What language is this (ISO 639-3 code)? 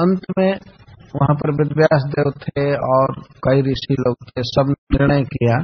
hin